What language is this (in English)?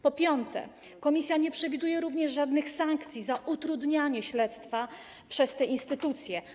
Polish